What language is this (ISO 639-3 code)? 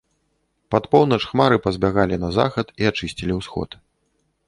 bel